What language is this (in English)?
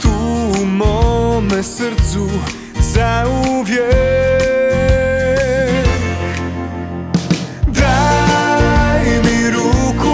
Croatian